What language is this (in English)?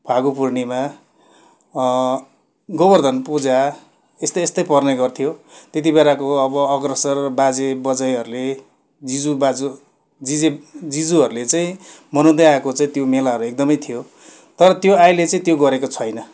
Nepali